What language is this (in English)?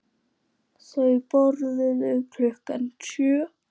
Icelandic